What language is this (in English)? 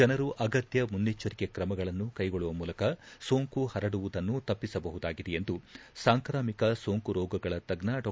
Kannada